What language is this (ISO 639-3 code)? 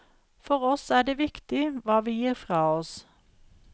nor